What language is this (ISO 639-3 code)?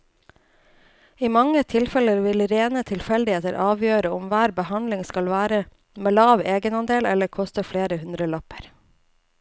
nor